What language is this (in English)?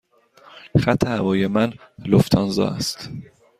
Persian